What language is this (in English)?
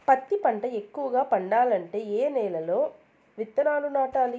Telugu